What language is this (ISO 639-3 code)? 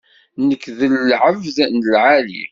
kab